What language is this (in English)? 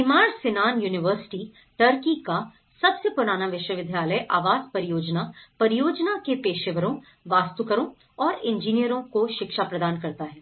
Hindi